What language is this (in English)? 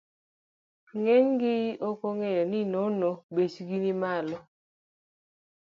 Luo (Kenya and Tanzania)